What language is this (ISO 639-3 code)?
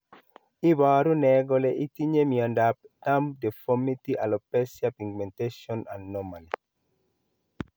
kln